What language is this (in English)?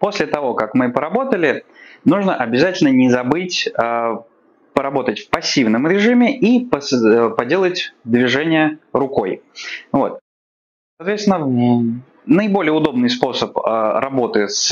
Russian